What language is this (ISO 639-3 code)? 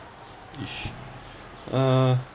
eng